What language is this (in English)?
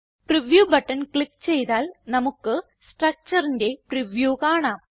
Malayalam